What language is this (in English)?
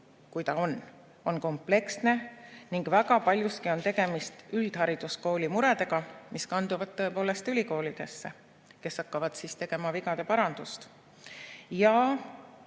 Estonian